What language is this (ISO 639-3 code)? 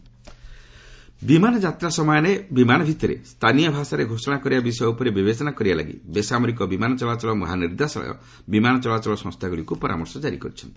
ori